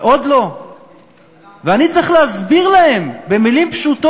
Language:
Hebrew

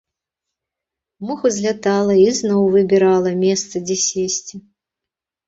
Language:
Belarusian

